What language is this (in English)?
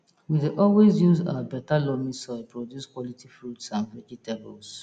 Nigerian Pidgin